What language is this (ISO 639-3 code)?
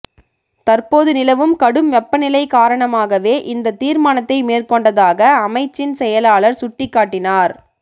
tam